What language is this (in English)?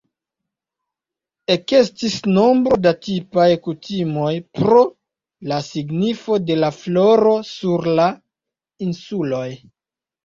Esperanto